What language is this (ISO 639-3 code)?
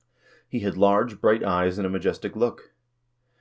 eng